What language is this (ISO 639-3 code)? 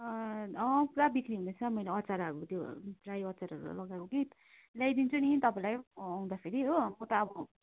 nep